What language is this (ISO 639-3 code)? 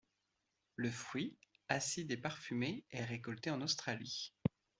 fra